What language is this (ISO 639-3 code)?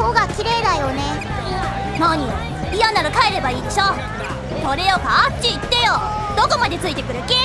jpn